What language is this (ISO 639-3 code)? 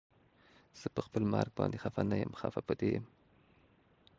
pus